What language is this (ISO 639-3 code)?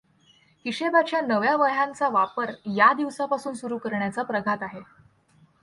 mar